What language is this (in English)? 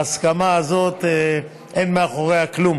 Hebrew